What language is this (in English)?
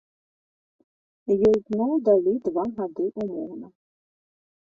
Belarusian